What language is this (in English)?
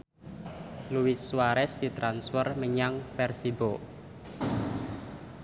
Javanese